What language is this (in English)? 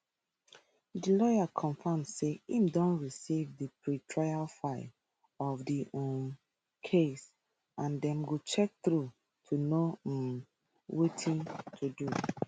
Nigerian Pidgin